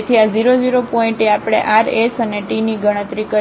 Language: Gujarati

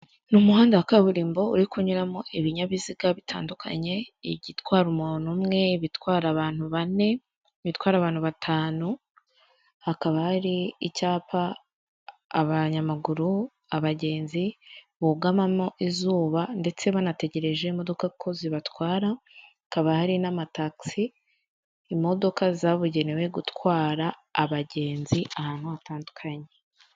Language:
Kinyarwanda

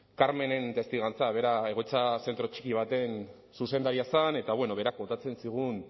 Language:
Basque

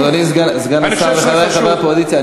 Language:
Hebrew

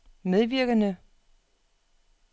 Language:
Danish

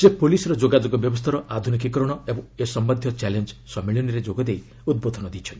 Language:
Odia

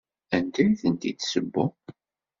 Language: Kabyle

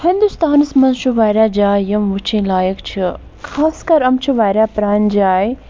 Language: Kashmiri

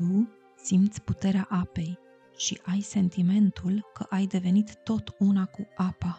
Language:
Romanian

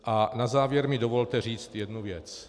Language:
Czech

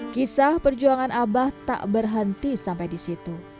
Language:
Indonesian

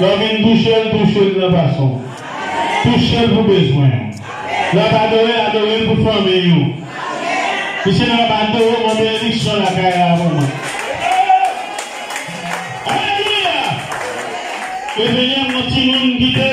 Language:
French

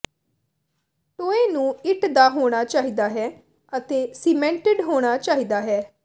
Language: Punjabi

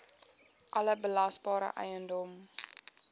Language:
Afrikaans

